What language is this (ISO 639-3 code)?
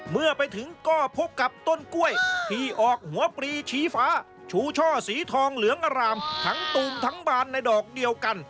tha